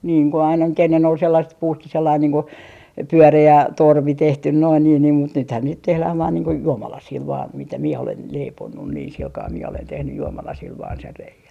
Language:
Finnish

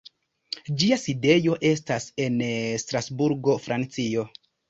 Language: Esperanto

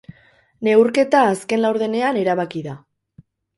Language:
Basque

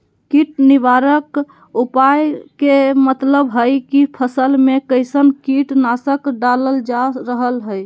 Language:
Magahi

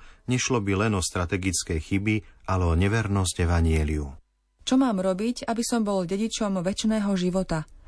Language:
Slovak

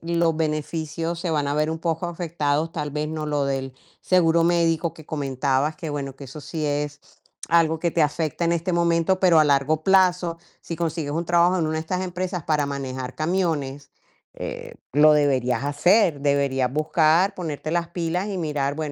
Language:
Spanish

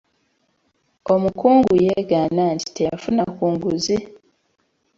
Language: Ganda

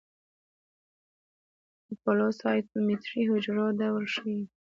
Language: Pashto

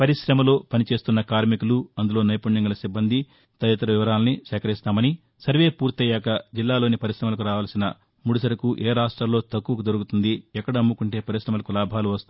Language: Telugu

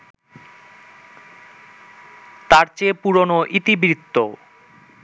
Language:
Bangla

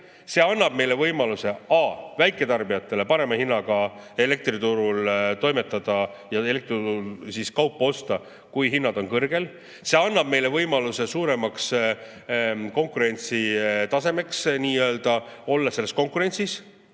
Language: Estonian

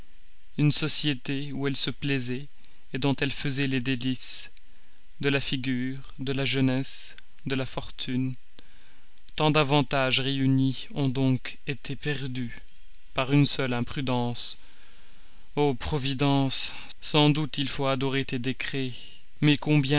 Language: French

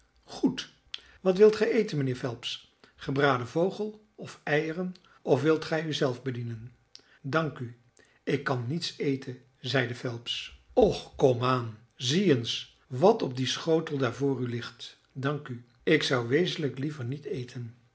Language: Dutch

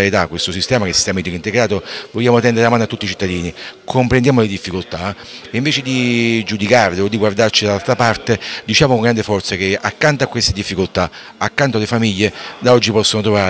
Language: Italian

